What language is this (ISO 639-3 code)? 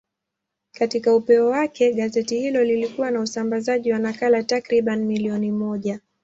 swa